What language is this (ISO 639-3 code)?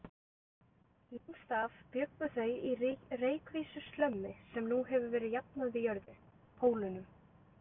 isl